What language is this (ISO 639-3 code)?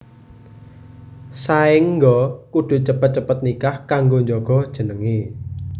jav